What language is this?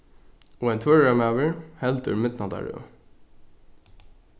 Faroese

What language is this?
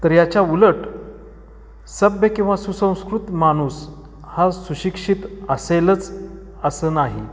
Marathi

